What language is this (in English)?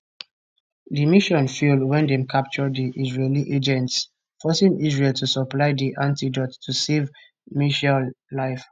Nigerian Pidgin